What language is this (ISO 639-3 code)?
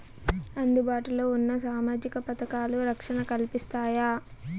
tel